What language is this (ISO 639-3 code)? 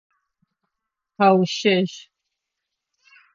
ady